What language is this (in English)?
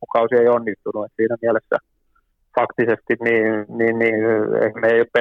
Finnish